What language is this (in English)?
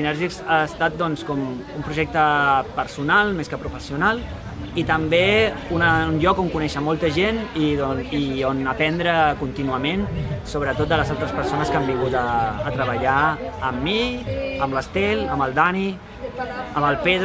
Catalan